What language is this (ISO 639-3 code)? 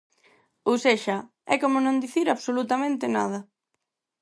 glg